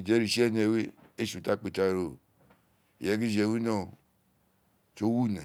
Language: Isekiri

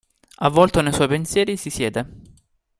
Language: Italian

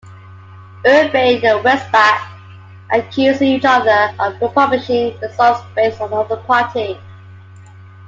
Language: English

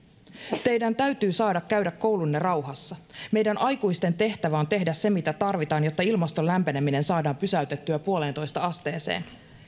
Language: Finnish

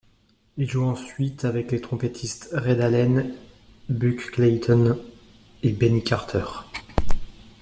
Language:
French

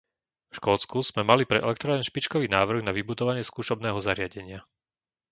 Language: Slovak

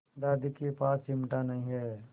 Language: Hindi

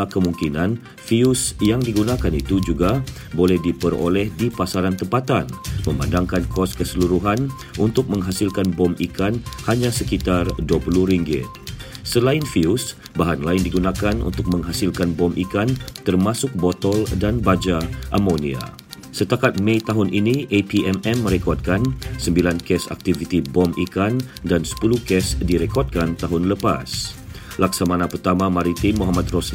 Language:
Malay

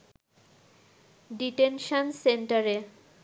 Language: Bangla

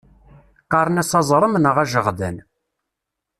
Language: Kabyle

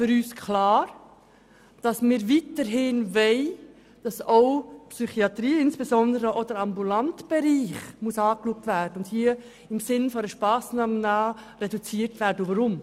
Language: Swiss German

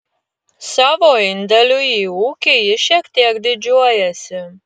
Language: Lithuanian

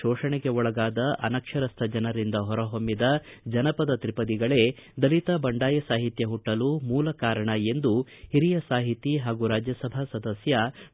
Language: Kannada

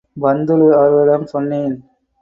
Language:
Tamil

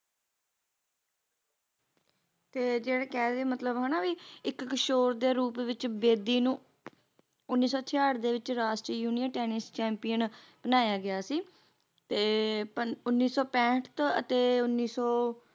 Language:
Punjabi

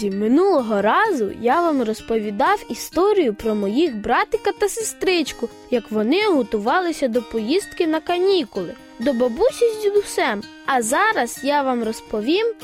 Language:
Ukrainian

